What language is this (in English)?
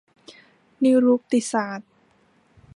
Thai